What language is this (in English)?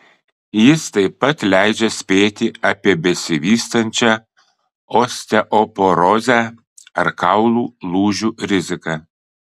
Lithuanian